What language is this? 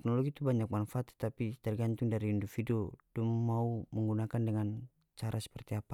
North Moluccan Malay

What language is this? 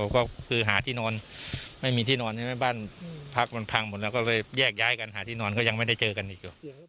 Thai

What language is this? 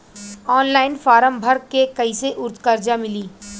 Bhojpuri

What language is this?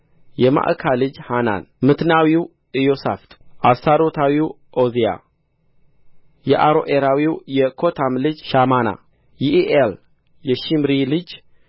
Amharic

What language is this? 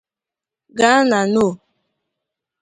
Igbo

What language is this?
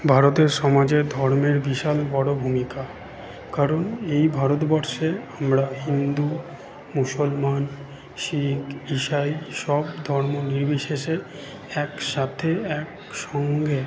Bangla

